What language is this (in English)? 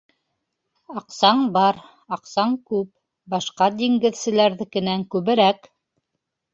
Bashkir